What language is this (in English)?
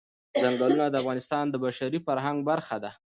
Pashto